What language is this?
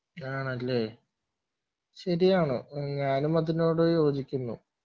Malayalam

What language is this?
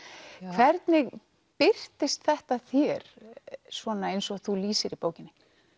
Icelandic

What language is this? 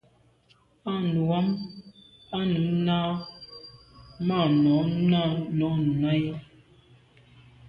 Medumba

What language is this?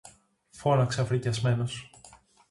Greek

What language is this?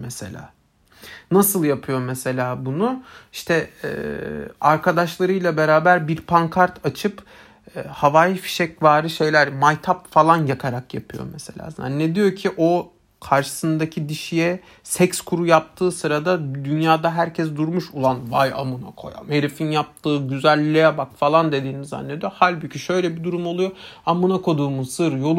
Turkish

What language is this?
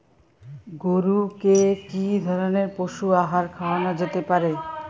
Bangla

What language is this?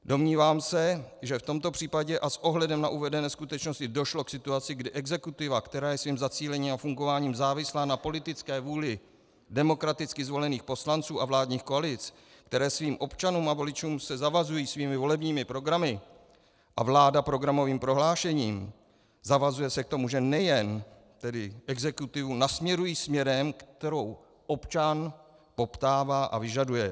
Czech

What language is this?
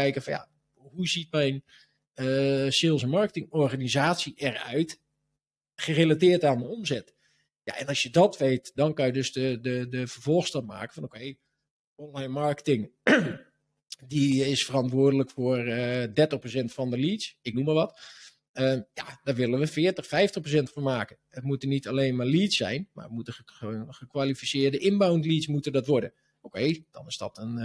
Dutch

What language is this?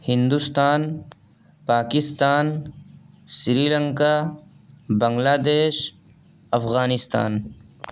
Urdu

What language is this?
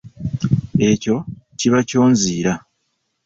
Ganda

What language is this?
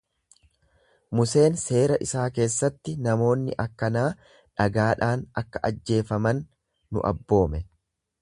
Oromo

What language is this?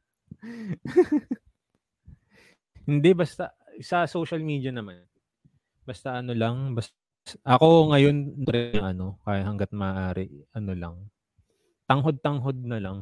Filipino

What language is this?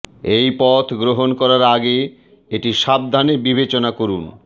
Bangla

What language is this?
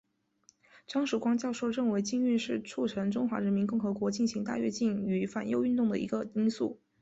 Chinese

